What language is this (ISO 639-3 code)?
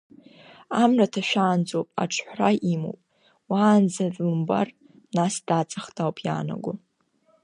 abk